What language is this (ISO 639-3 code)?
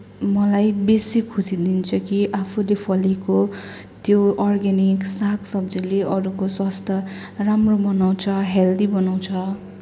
nep